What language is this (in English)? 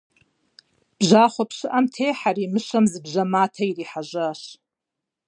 Kabardian